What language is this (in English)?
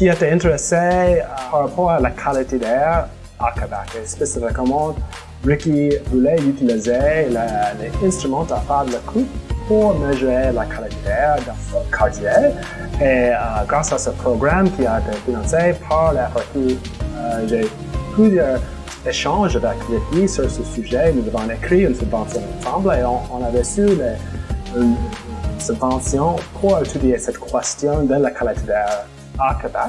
French